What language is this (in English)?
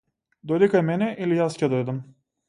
Macedonian